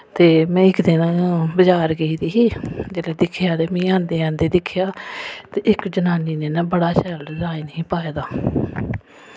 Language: Dogri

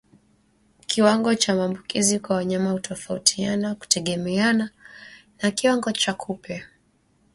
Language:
Swahili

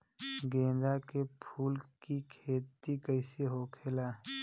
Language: Bhojpuri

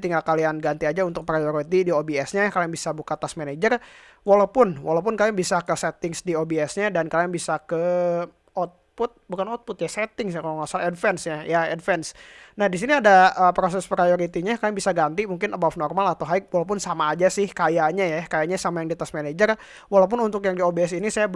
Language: Indonesian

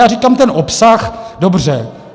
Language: Czech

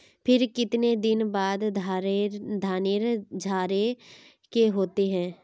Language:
Magahi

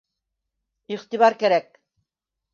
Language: Bashkir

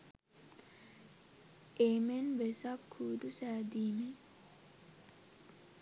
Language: Sinhala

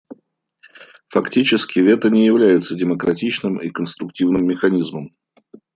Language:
Russian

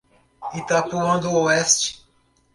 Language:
Portuguese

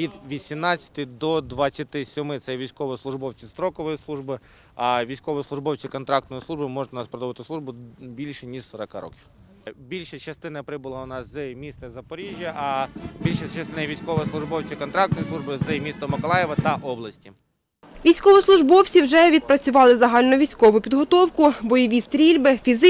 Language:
Ukrainian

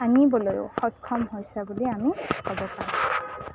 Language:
Assamese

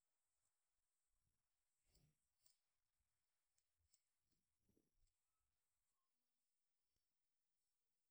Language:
Askopan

